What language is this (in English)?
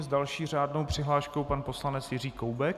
Czech